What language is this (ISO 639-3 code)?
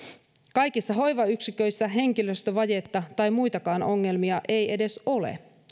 fin